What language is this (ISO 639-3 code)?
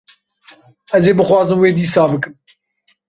kur